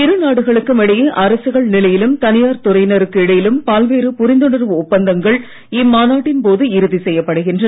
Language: Tamil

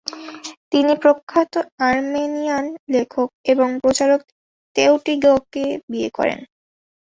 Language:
Bangla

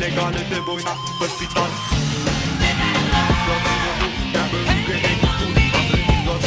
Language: French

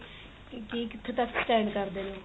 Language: Punjabi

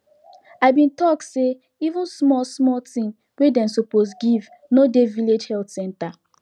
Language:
Nigerian Pidgin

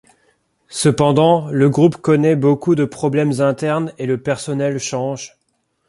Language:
French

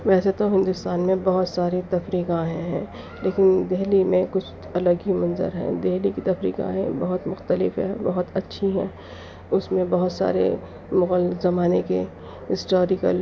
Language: Urdu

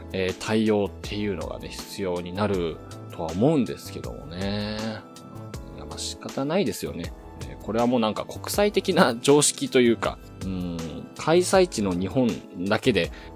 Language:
Japanese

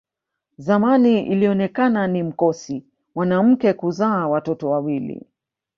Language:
Swahili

